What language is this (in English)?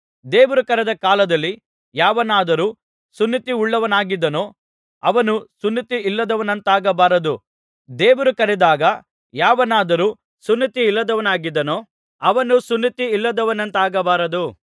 Kannada